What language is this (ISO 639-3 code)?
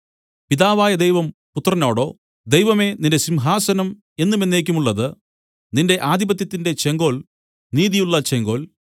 mal